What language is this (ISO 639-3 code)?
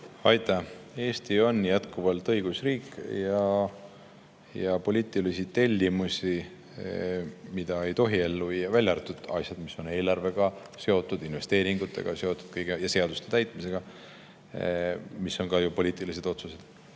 est